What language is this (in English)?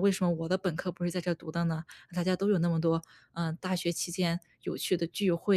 Chinese